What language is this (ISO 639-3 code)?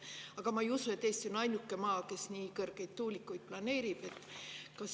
est